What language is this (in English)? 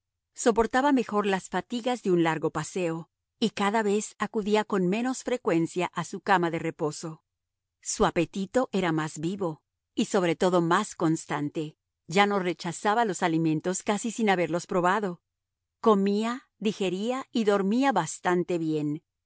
Spanish